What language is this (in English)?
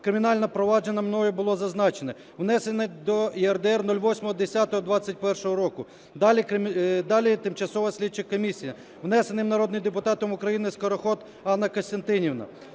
Ukrainian